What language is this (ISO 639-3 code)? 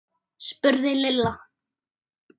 isl